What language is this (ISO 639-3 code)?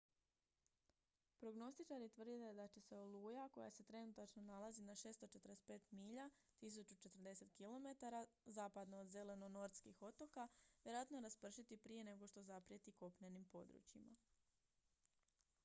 hrv